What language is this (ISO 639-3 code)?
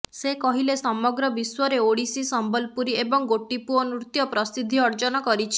ori